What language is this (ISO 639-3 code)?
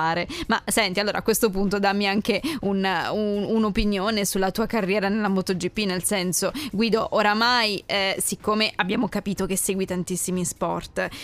ita